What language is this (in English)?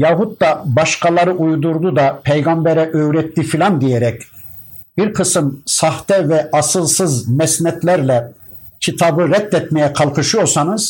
Turkish